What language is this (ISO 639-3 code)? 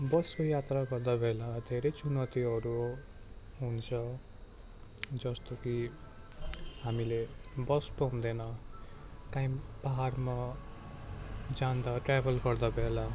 nep